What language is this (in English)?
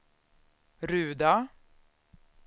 Swedish